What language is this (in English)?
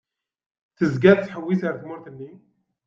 Kabyle